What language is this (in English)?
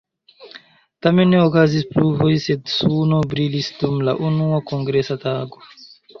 Esperanto